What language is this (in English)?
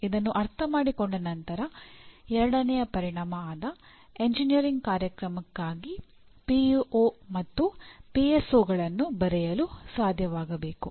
Kannada